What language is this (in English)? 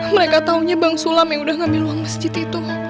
Indonesian